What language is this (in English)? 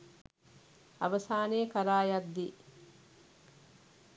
Sinhala